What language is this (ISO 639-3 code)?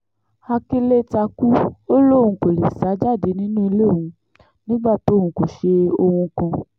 yor